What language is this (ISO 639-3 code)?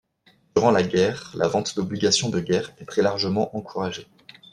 fra